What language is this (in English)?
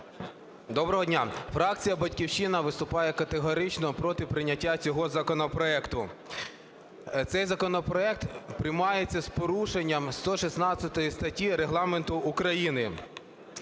Ukrainian